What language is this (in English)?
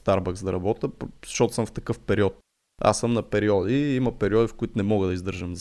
Bulgarian